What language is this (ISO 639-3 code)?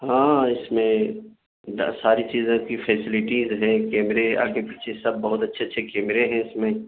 urd